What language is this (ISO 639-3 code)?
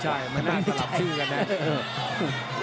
tha